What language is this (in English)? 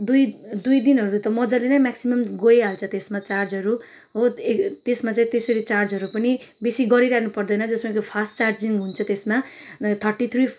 Nepali